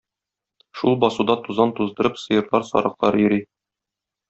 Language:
Tatar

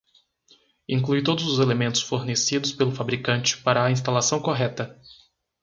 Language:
Portuguese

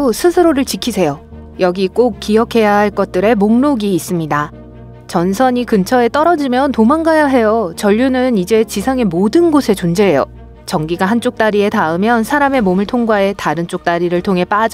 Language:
Korean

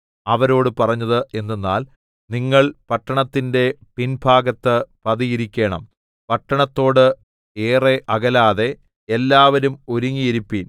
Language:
Malayalam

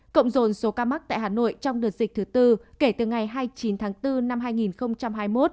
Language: Vietnamese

